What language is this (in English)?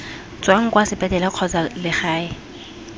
Tswana